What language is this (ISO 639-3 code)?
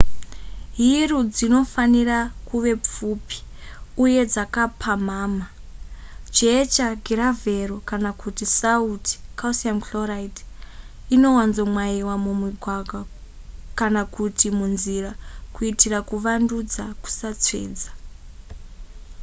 sna